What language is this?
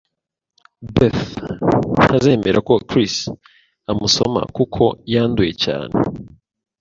Kinyarwanda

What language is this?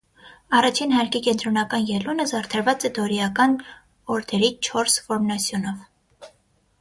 Armenian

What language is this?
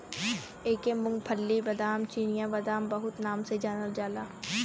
Bhojpuri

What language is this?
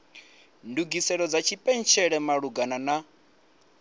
Venda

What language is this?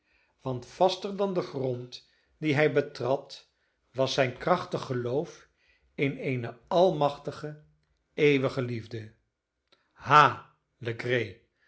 Dutch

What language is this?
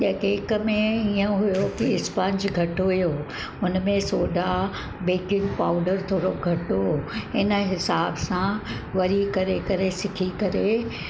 Sindhi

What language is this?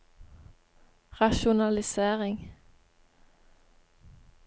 Norwegian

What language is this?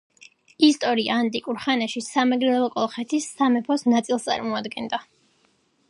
Georgian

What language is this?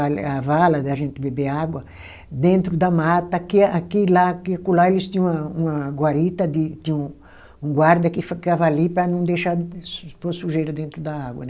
Portuguese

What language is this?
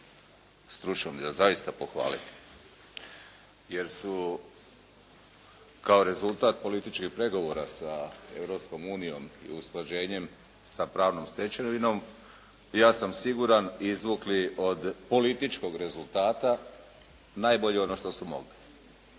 Croatian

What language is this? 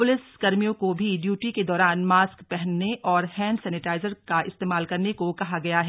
Hindi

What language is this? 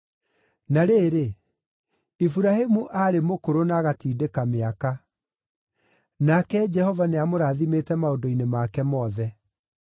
Kikuyu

